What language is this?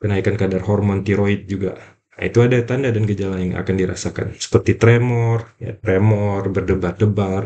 Indonesian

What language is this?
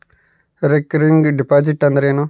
Kannada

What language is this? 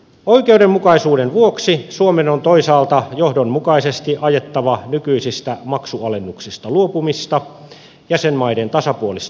Finnish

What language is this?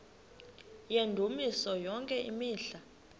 Xhosa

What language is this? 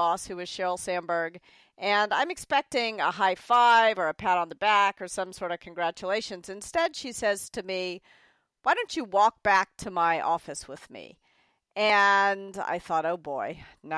English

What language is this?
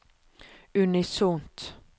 Norwegian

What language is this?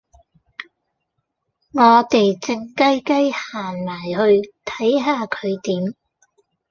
Cantonese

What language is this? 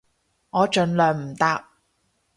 Cantonese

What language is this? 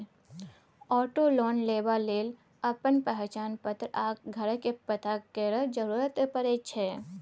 Maithili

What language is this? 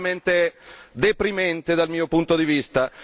Italian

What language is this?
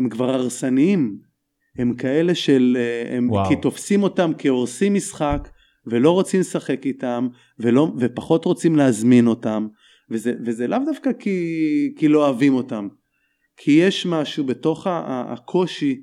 Hebrew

